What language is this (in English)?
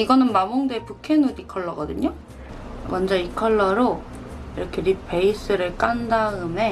Korean